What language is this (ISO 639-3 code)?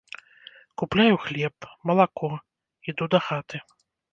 bel